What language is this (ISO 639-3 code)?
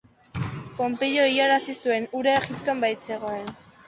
eus